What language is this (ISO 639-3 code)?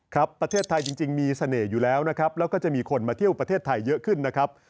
tha